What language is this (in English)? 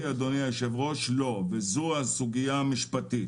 Hebrew